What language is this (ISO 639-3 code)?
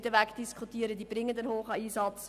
gsw